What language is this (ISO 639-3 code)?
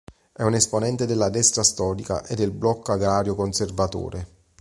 ita